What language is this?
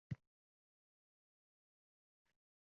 Uzbek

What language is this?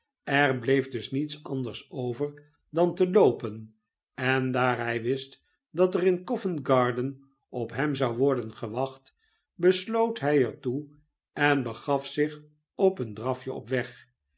Dutch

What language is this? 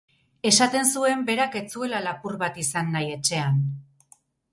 Basque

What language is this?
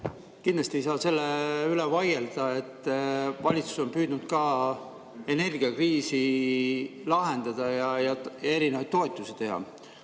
Estonian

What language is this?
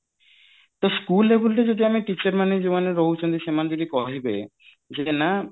Odia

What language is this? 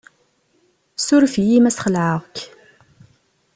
Kabyle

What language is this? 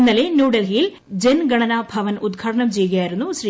Malayalam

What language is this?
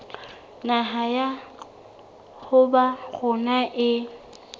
Southern Sotho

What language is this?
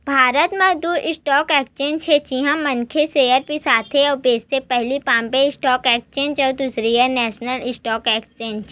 Chhattisgarhi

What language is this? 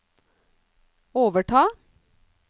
Norwegian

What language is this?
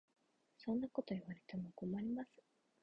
Japanese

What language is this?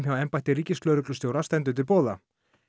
Icelandic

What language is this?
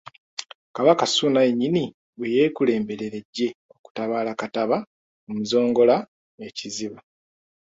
Ganda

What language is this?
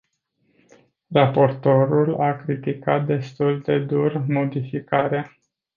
Romanian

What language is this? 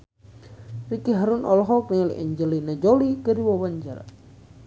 Sundanese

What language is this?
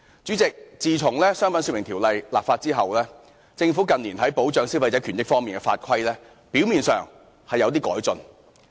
Cantonese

